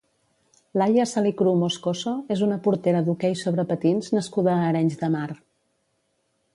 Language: Catalan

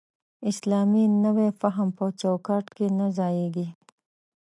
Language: Pashto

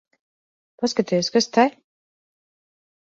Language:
Latvian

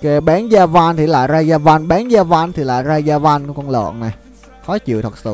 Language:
Vietnamese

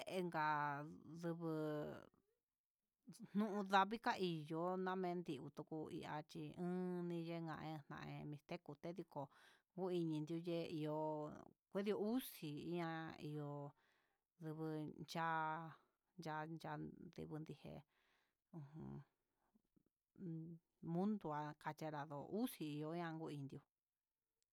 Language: Huitepec Mixtec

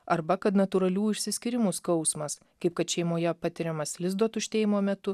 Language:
Lithuanian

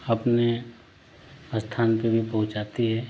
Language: Hindi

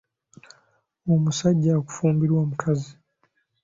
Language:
Ganda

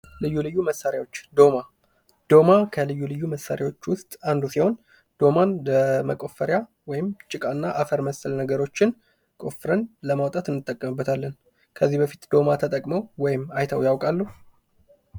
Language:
Amharic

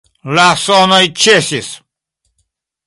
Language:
Esperanto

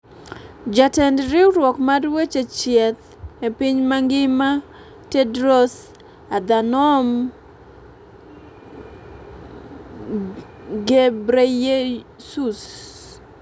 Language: Luo (Kenya and Tanzania)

